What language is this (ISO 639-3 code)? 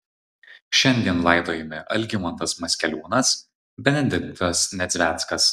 lit